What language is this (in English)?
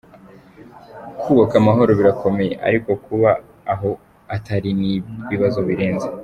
Kinyarwanda